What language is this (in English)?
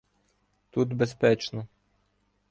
Ukrainian